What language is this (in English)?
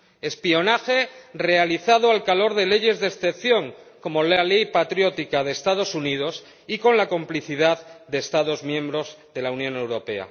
Spanish